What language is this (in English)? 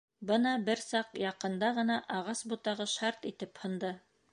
Bashkir